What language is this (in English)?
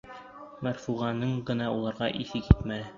Bashkir